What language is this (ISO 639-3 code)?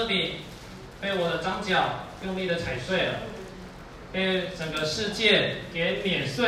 zho